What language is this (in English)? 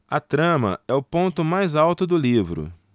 Portuguese